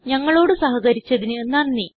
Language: Malayalam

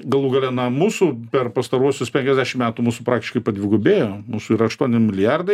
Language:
Lithuanian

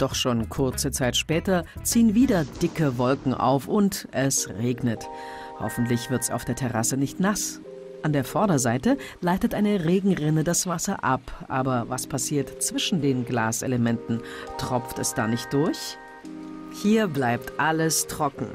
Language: German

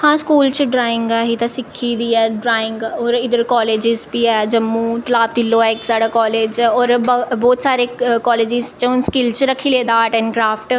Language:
Dogri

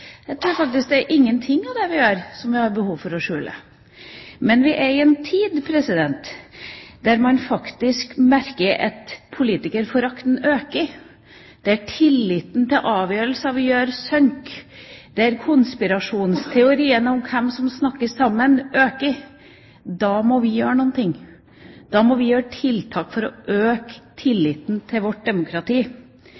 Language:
Norwegian Bokmål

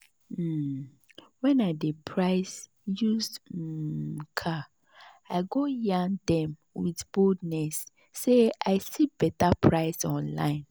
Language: Nigerian Pidgin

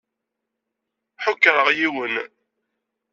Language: Kabyle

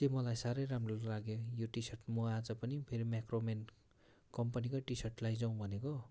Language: Nepali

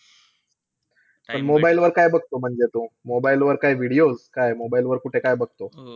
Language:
Marathi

